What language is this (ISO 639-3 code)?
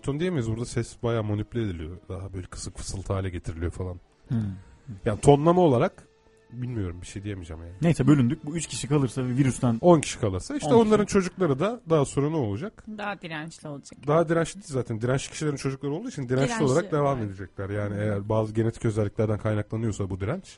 tur